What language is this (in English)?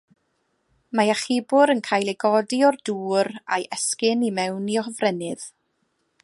Welsh